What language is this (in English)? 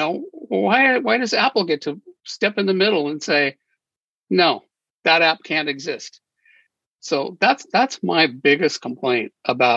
English